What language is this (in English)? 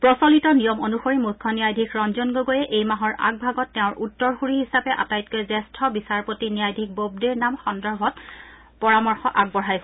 Assamese